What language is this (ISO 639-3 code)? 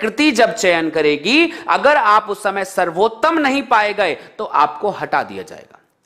hin